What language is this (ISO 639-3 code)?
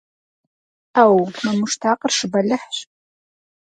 kbd